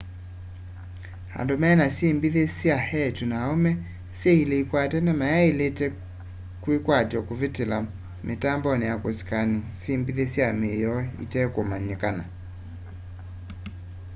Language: Kamba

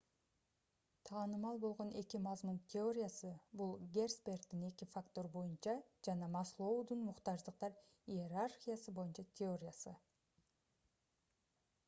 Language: Kyrgyz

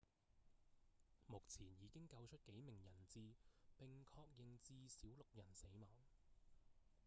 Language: Cantonese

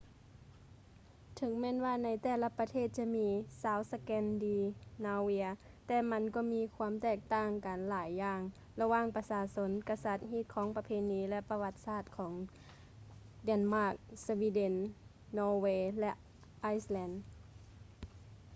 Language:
Lao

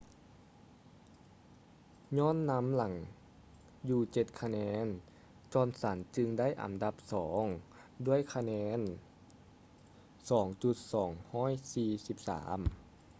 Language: Lao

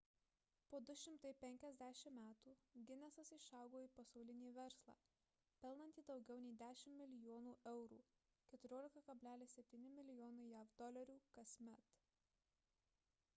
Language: Lithuanian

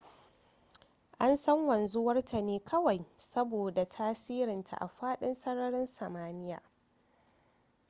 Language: Hausa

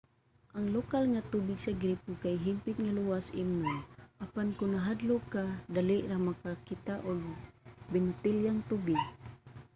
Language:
Cebuano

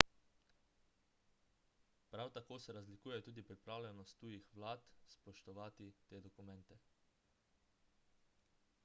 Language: Slovenian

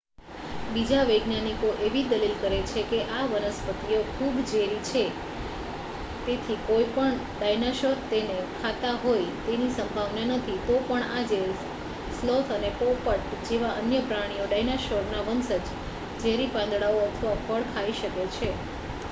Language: Gujarati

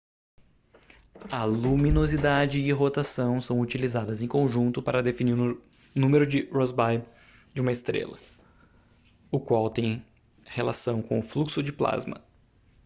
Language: Portuguese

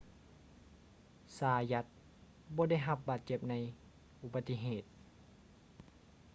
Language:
Lao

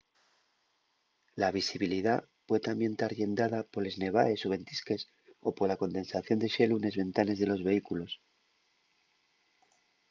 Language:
Asturian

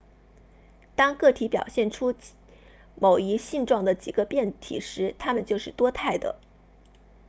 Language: Chinese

